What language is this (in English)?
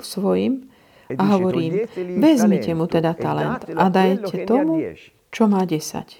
Slovak